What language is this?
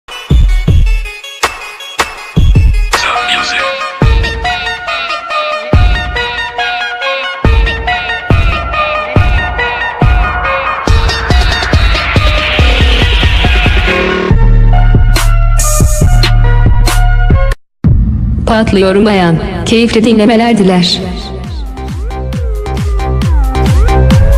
Turkish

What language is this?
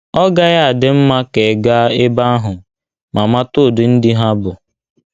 Igbo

